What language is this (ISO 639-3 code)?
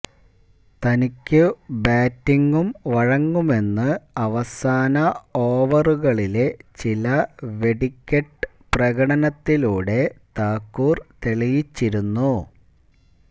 mal